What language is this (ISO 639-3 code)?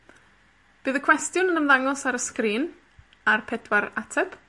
cym